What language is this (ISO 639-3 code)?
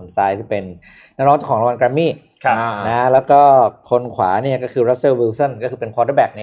tha